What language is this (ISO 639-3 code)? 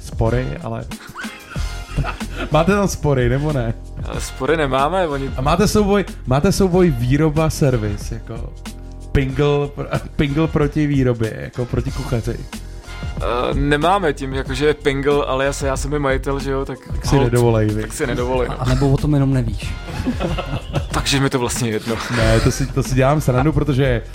ces